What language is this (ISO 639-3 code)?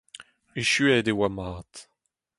bre